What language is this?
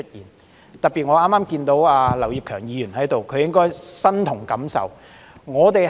Cantonese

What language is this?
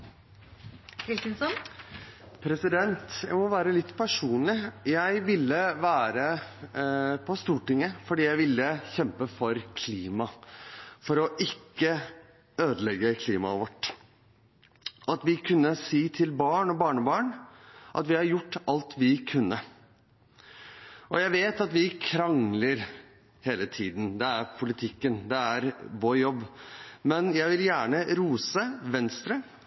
Norwegian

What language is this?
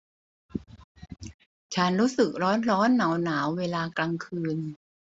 Thai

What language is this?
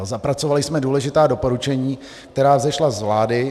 Czech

